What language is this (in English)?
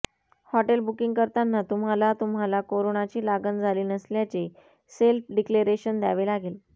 Marathi